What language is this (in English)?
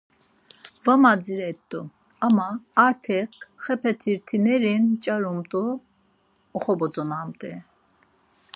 Laz